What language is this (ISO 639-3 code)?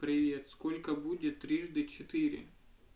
rus